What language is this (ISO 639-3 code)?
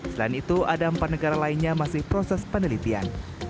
ind